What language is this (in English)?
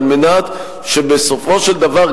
Hebrew